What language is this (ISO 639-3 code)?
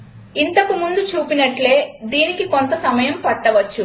tel